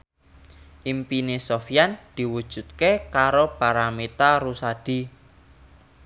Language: Javanese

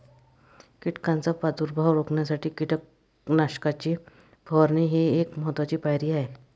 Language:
Marathi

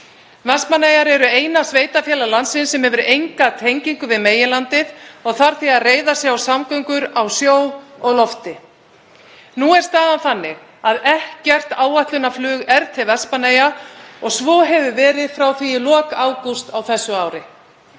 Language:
Icelandic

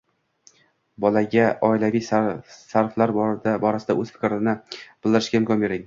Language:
Uzbek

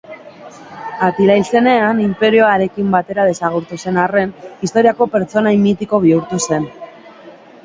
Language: Basque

